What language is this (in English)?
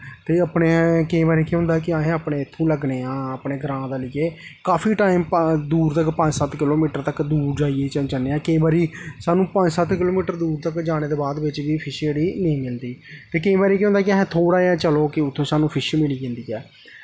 Dogri